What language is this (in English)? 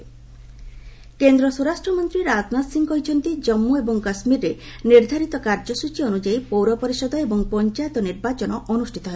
Odia